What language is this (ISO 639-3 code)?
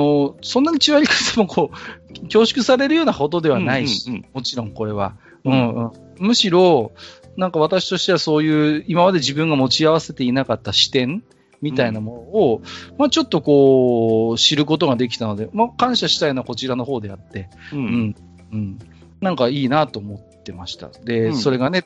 jpn